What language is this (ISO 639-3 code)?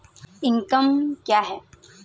hin